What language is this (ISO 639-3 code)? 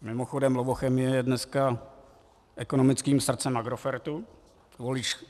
ces